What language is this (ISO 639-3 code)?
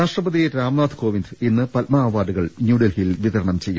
mal